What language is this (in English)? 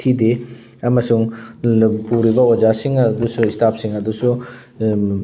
Manipuri